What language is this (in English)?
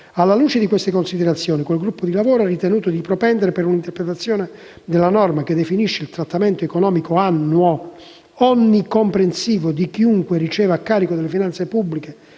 Italian